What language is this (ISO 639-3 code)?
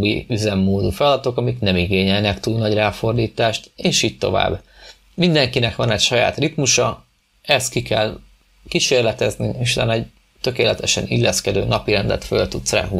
hun